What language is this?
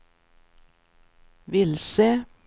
Swedish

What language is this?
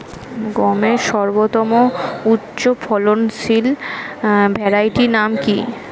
Bangla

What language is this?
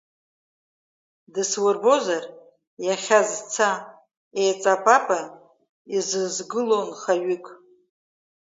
Abkhazian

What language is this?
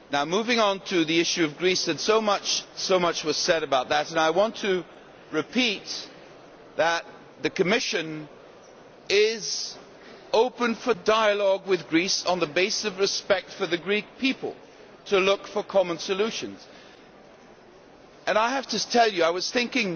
English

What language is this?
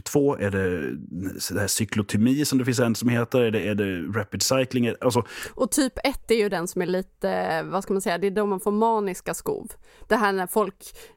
Swedish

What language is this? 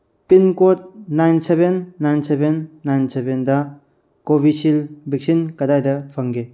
Manipuri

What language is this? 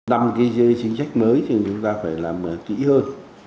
Vietnamese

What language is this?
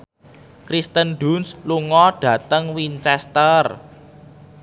Javanese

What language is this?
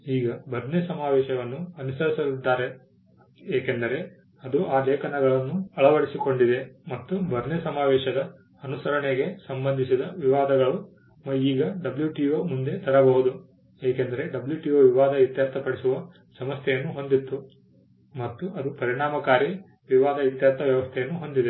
Kannada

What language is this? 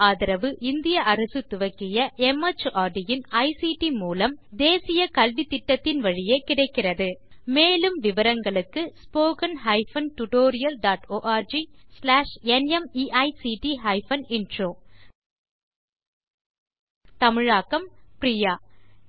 Tamil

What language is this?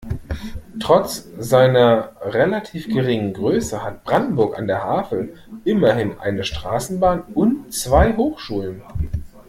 German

